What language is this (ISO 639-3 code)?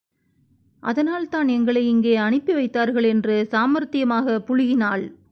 tam